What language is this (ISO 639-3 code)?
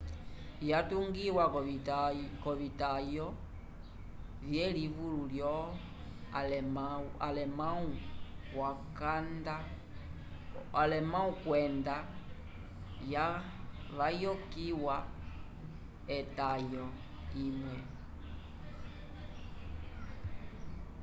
umb